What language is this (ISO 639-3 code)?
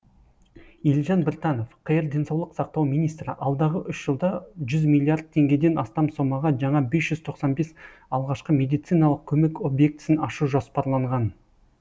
kaz